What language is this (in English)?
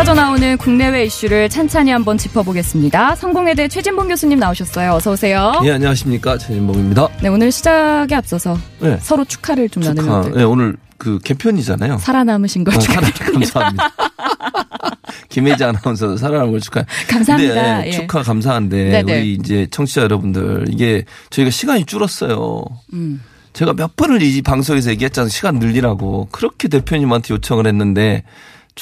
Korean